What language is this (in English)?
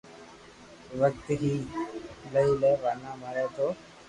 Loarki